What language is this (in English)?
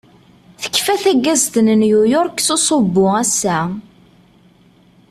Kabyle